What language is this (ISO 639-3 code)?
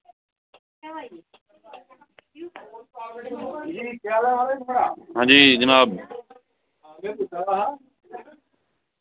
doi